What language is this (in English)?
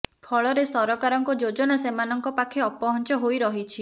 Odia